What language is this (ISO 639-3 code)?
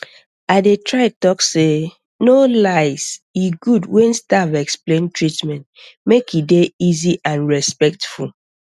pcm